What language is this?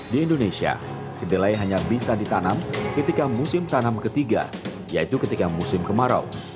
Indonesian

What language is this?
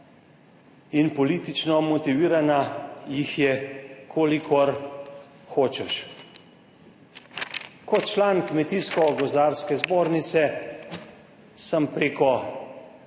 Slovenian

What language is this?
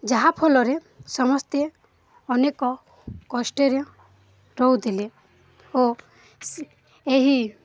Odia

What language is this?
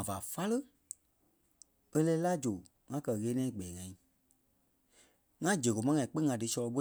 Kpelle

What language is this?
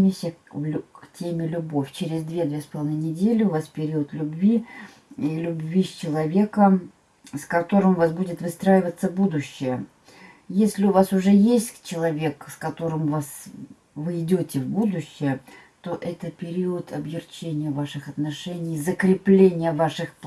Russian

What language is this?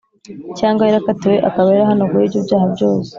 Kinyarwanda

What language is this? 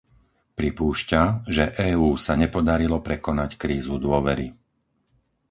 Slovak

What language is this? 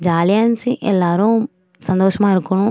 Tamil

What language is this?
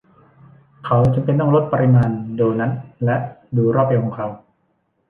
Thai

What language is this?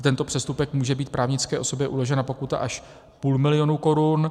Czech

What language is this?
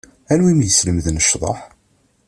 Kabyle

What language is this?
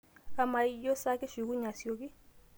Masai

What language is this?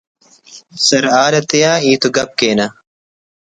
Brahui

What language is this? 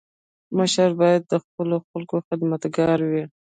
Pashto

